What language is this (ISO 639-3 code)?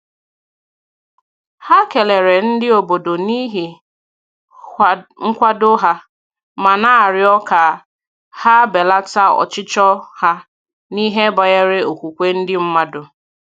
ibo